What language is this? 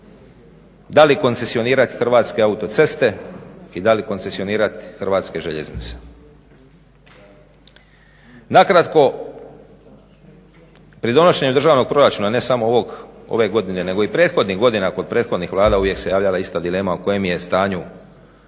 Croatian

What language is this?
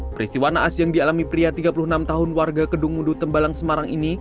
Indonesian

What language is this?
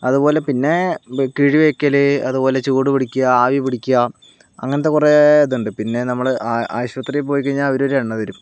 Malayalam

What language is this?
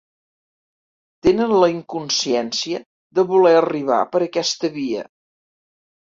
Catalan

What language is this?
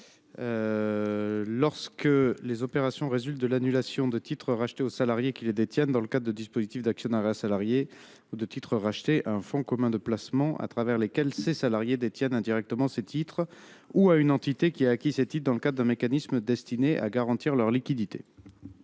French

